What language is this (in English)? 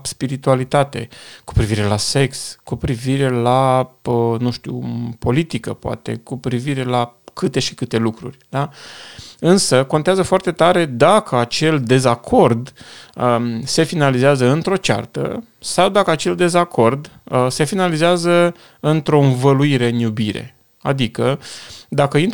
Romanian